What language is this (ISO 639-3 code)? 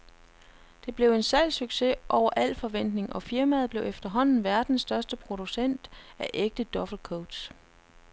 dan